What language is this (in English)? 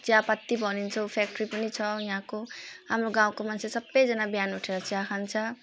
Nepali